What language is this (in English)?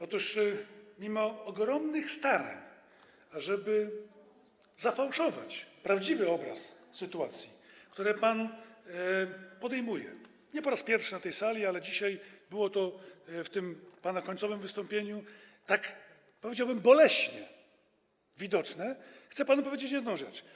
Polish